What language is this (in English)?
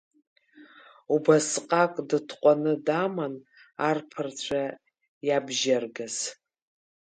Abkhazian